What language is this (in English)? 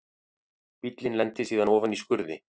Icelandic